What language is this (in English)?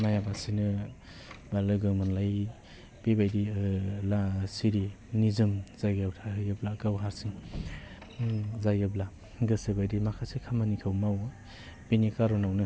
Bodo